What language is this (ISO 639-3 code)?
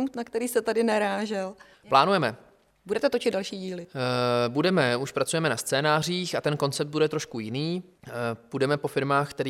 ces